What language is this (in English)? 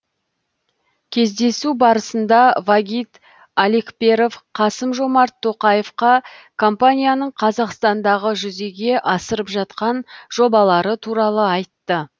Kazakh